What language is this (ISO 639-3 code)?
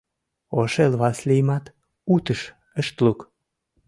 chm